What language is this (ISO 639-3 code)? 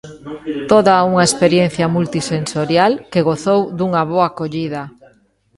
glg